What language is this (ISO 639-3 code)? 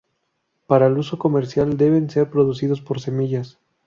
spa